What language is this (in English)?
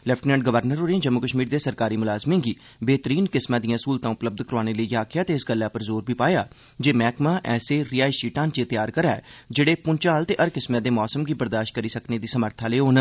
Dogri